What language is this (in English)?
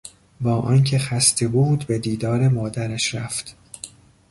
Persian